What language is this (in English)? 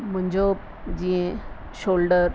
Sindhi